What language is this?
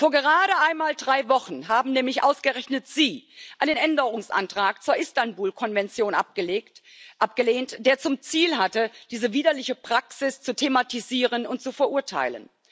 German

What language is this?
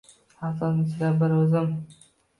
Uzbek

